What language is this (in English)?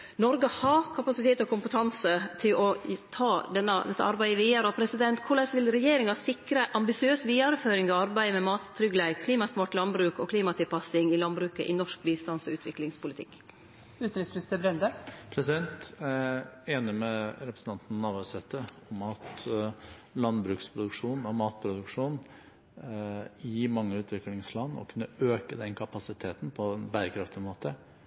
Norwegian